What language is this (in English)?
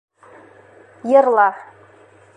Bashkir